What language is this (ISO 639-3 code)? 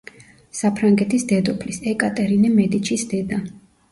kat